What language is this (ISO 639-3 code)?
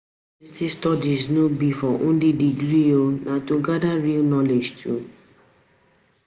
pcm